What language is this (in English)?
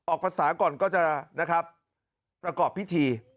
Thai